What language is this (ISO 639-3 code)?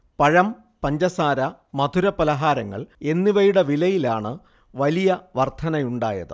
mal